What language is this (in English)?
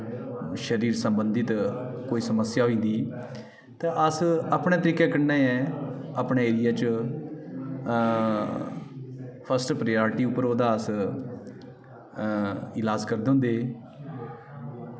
Dogri